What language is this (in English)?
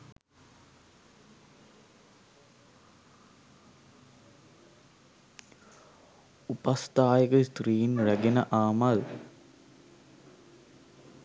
Sinhala